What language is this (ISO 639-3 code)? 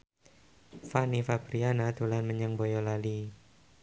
jav